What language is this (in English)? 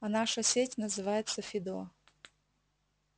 Russian